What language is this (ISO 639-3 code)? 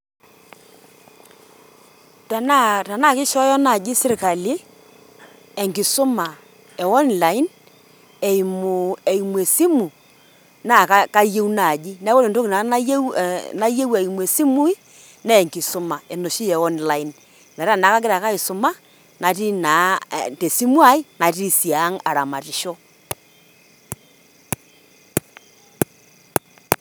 mas